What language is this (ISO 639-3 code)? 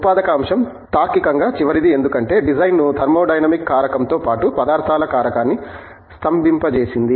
tel